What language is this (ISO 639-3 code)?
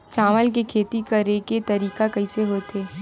hne